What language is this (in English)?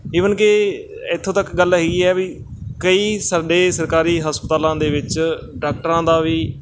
Punjabi